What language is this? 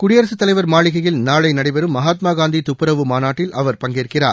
Tamil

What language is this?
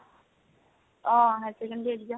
Assamese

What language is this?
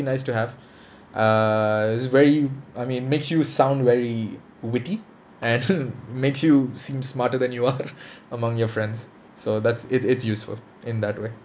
English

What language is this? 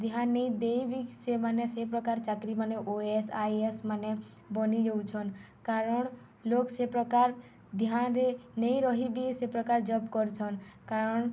Odia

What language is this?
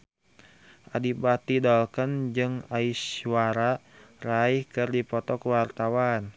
Sundanese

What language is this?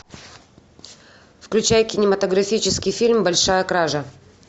Russian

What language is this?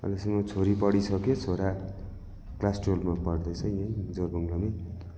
Nepali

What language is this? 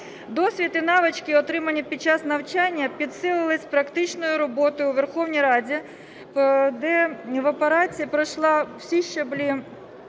Ukrainian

